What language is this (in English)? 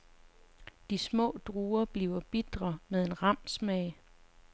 Danish